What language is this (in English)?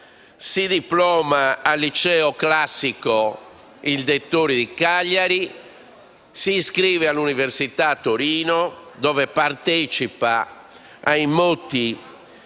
Italian